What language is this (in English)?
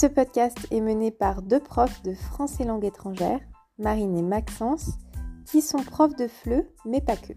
French